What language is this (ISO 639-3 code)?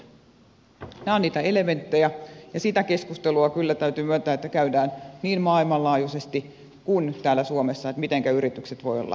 fin